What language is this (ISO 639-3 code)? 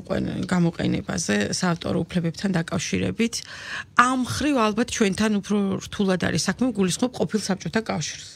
ron